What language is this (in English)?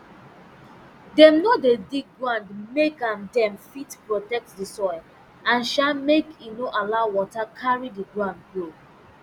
Nigerian Pidgin